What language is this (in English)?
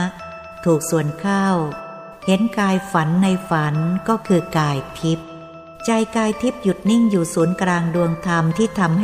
Thai